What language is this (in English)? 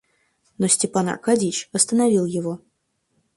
Russian